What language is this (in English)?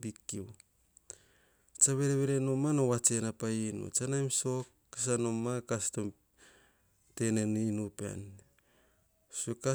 Hahon